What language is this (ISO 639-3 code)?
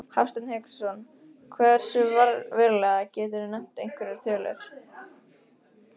isl